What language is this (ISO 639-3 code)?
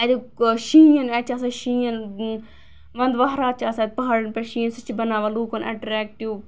kas